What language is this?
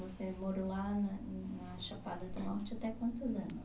Portuguese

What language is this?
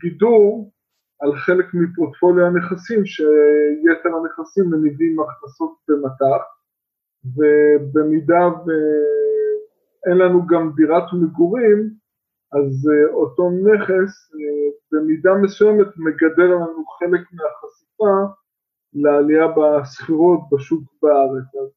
Hebrew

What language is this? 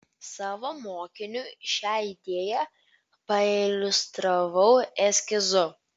Lithuanian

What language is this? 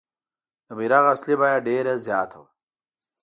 Pashto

